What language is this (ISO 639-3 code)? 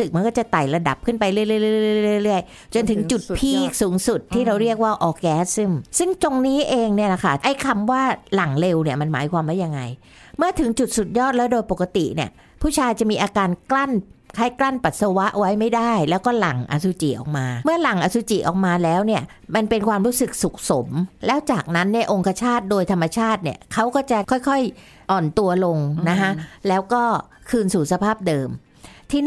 tha